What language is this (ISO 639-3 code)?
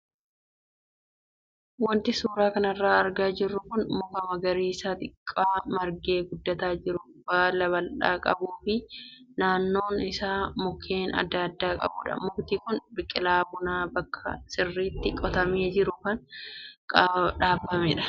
orm